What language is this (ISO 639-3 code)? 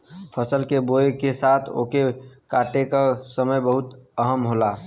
bho